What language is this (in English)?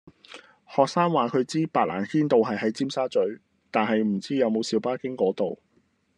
Cantonese